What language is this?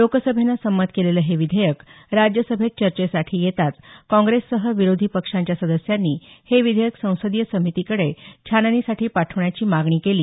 Marathi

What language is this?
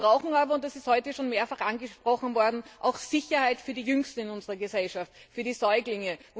German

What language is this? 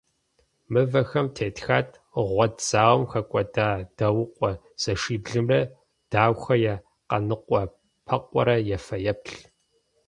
Kabardian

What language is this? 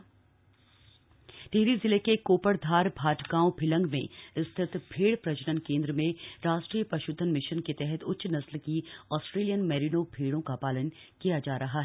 Hindi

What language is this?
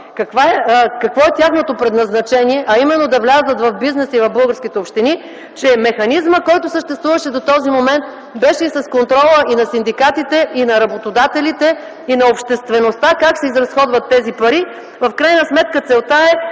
Bulgarian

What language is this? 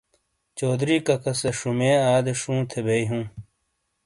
Shina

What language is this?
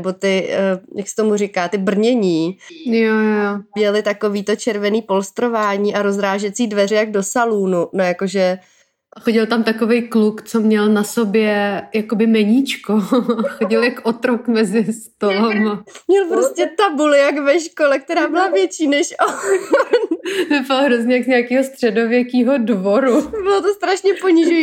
Czech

